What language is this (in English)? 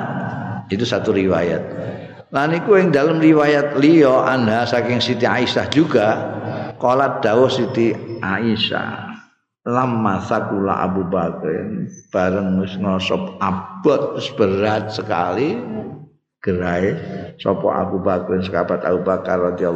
Indonesian